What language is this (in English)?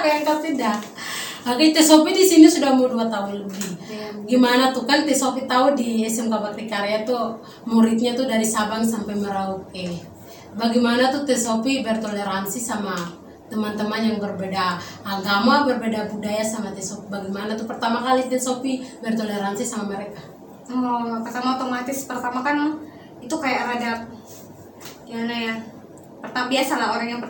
Indonesian